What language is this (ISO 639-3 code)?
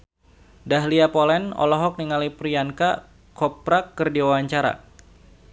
sun